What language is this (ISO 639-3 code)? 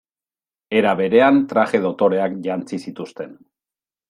eus